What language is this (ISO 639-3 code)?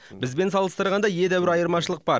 kaz